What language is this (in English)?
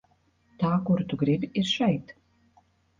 Latvian